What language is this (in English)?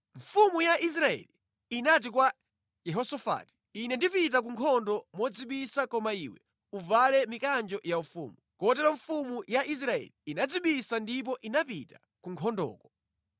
Nyanja